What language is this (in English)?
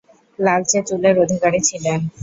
Bangla